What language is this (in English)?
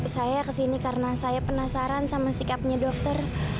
Indonesian